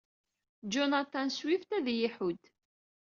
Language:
Kabyle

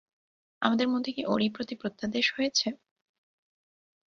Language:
Bangla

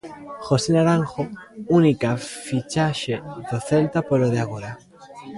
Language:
Galician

